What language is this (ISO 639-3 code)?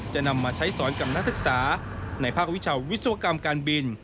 tha